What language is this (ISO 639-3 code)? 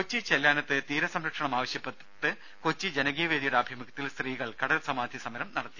mal